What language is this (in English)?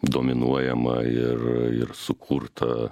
Lithuanian